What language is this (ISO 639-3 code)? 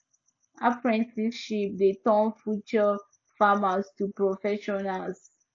pcm